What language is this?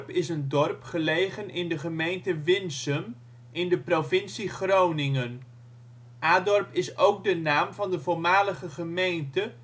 Dutch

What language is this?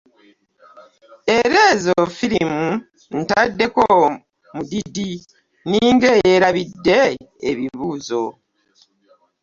Ganda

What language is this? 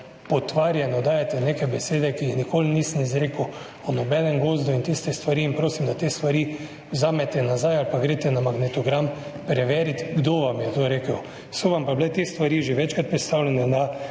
Slovenian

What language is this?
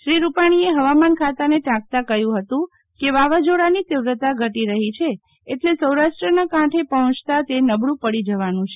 Gujarati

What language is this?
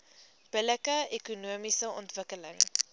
Afrikaans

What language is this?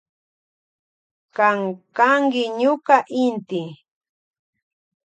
Loja Highland Quichua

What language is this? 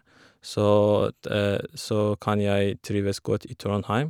Norwegian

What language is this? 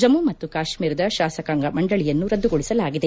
Kannada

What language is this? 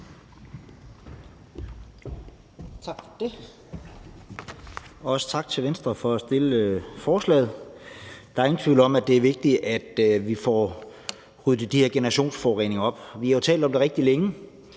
Danish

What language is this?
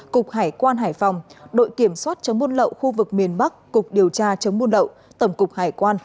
Vietnamese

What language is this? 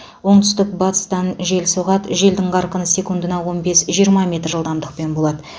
Kazakh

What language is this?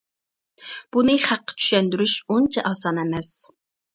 Uyghur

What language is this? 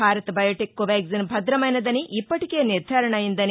Telugu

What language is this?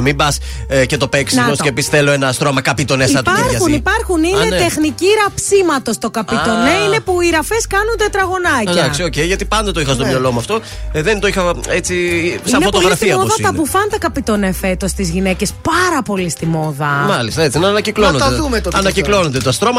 Greek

